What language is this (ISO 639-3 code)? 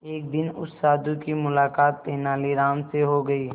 hin